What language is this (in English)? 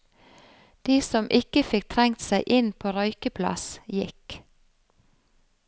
Norwegian